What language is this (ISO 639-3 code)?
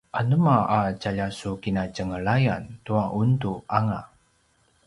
pwn